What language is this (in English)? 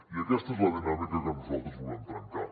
Catalan